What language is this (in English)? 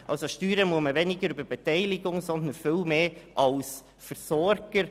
Swiss German